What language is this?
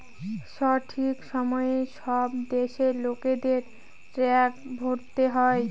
Bangla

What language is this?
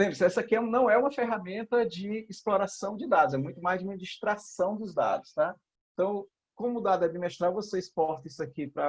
Portuguese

